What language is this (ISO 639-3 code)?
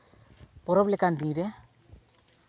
sat